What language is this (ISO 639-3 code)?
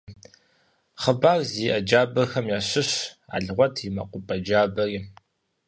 kbd